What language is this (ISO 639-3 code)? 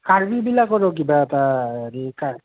asm